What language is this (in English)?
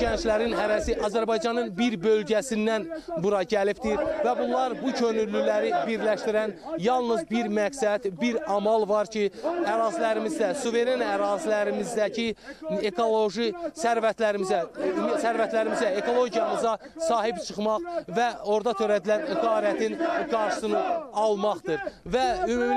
Turkish